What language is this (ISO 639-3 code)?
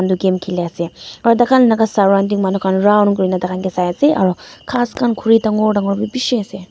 nag